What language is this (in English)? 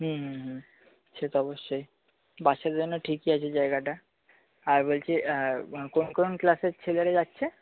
Bangla